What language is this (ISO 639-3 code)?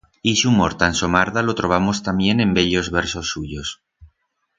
arg